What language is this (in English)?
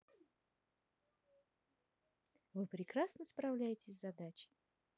Russian